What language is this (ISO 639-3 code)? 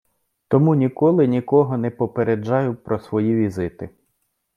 ukr